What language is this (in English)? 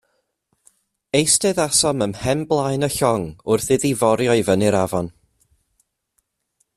Welsh